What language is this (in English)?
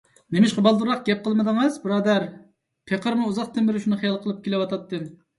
Uyghur